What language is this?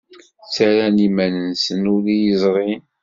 Kabyle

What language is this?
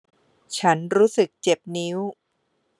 Thai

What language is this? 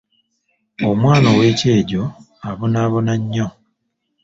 Ganda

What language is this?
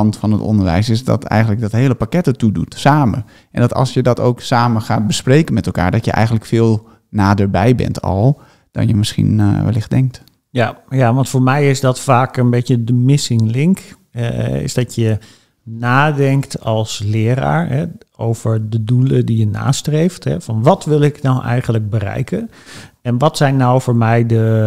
Dutch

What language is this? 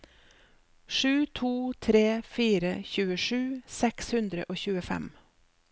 Norwegian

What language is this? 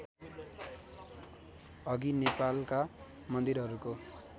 Nepali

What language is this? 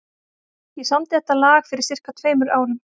Icelandic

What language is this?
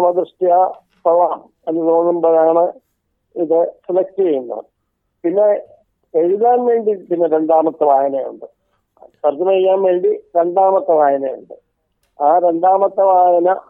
Malayalam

